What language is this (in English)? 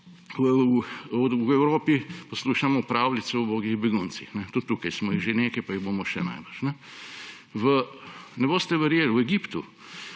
Slovenian